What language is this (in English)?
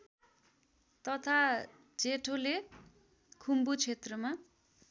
Nepali